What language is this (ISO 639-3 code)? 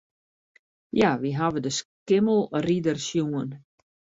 fry